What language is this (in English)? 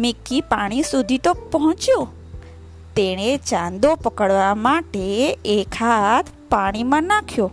Gujarati